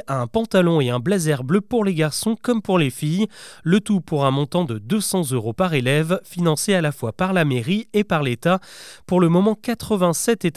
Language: French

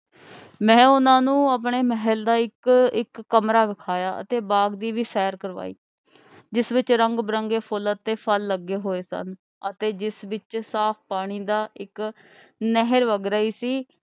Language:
Punjabi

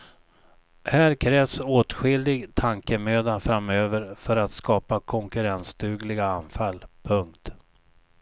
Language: Swedish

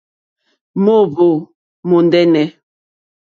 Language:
Mokpwe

